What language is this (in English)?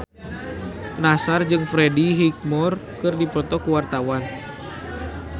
Sundanese